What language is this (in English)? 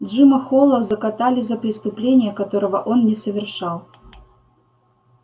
Russian